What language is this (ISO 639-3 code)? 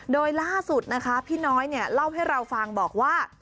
tha